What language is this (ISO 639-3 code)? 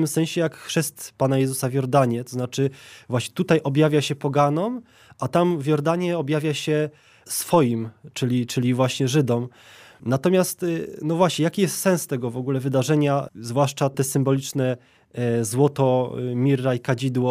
pol